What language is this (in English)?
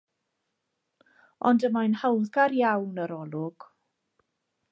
Welsh